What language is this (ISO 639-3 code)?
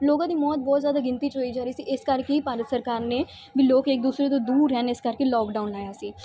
pan